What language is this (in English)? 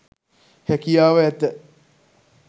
Sinhala